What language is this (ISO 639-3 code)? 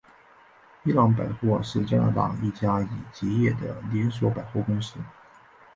zho